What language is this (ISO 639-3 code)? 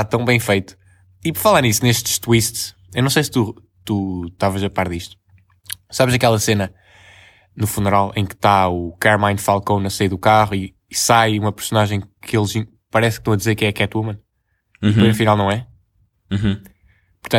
por